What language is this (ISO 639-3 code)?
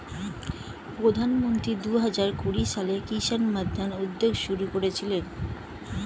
ben